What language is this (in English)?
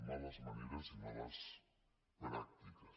Catalan